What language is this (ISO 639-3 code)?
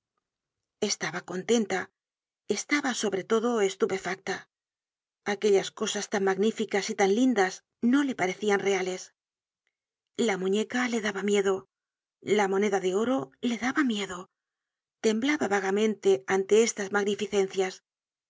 spa